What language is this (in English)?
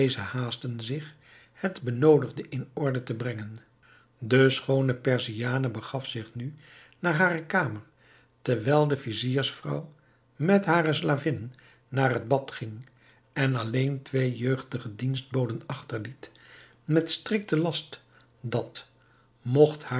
Dutch